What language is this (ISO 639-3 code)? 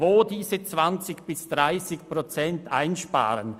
gsw